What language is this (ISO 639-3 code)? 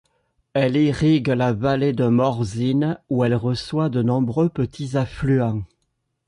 fra